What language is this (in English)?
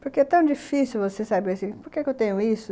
Portuguese